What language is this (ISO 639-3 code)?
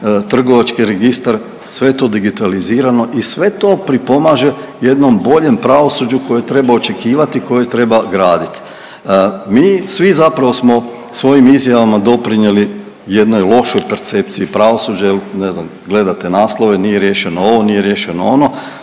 hrv